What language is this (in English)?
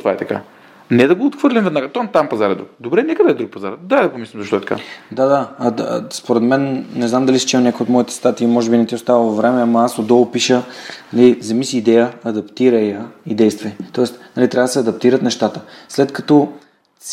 Bulgarian